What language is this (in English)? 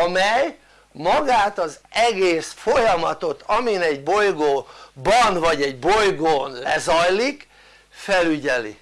Hungarian